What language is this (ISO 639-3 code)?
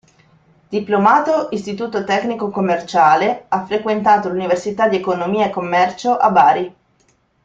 ita